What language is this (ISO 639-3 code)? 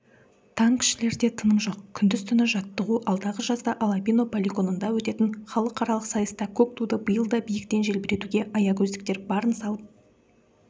kaz